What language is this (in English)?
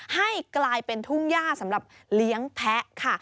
Thai